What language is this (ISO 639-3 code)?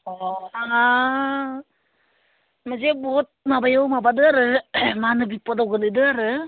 brx